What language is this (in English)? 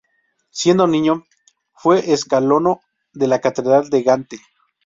Spanish